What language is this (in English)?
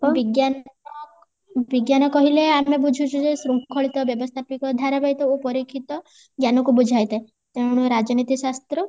Odia